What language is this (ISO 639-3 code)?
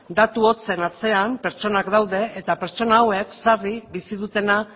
eus